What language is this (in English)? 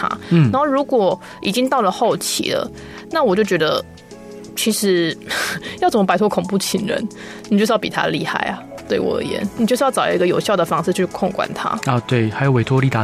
Chinese